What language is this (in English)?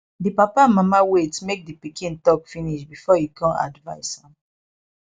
Nigerian Pidgin